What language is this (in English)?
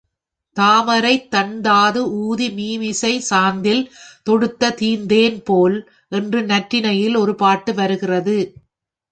Tamil